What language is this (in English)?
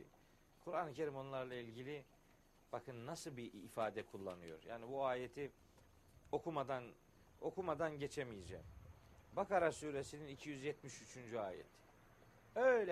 Turkish